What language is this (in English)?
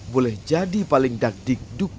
Indonesian